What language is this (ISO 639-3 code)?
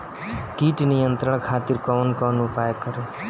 bho